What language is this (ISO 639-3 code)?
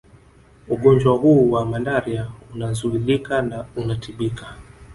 swa